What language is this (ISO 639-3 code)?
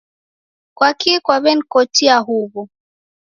dav